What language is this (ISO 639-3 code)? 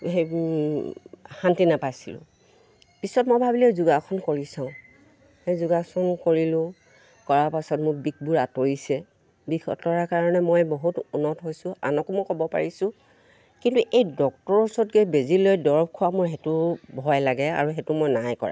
asm